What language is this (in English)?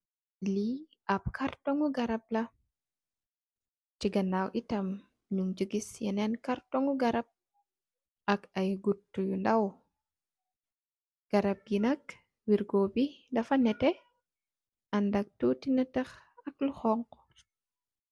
Wolof